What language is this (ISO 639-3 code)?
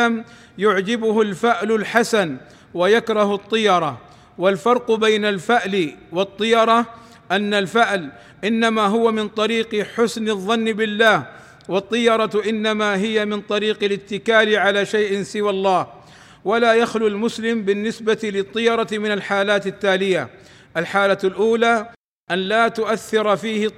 ara